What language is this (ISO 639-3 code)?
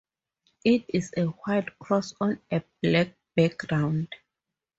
eng